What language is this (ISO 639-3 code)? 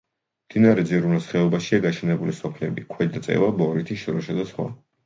kat